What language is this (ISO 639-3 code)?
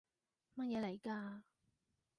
yue